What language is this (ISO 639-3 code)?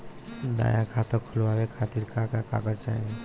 bho